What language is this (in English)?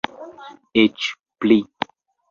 Esperanto